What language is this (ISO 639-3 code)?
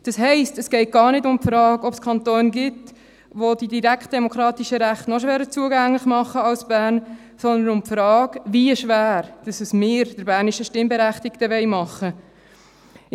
gsw